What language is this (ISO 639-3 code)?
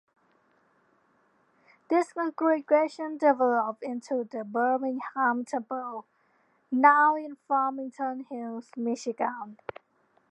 eng